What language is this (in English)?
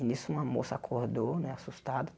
Portuguese